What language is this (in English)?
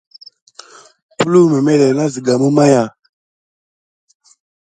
Gidar